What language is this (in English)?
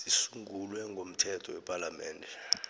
South Ndebele